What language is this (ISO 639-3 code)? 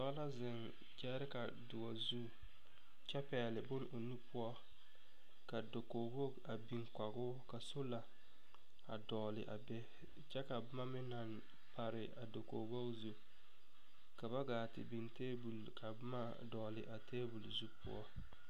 dga